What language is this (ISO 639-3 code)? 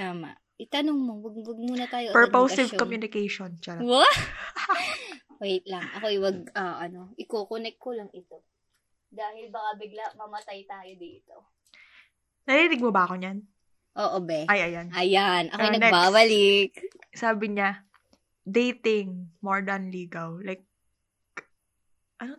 fil